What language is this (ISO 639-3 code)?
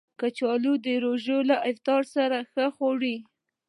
pus